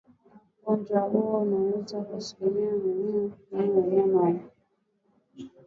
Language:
Swahili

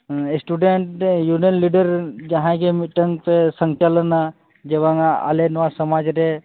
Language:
Santali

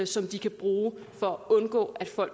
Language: Danish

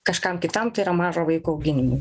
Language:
Lithuanian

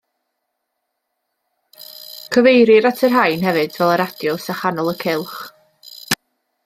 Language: Welsh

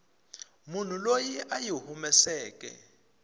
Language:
Tsonga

